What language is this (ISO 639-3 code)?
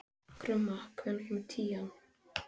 isl